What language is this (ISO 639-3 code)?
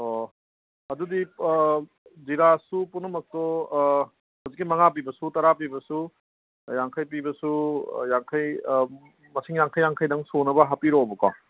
mni